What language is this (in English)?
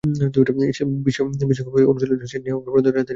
Bangla